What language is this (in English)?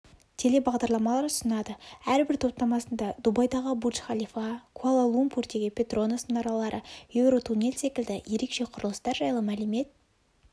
Kazakh